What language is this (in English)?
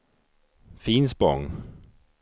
Swedish